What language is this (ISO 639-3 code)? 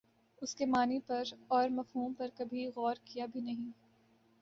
urd